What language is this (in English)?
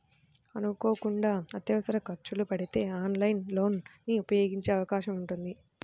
Telugu